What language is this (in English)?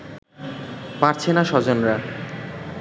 Bangla